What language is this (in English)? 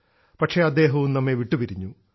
Malayalam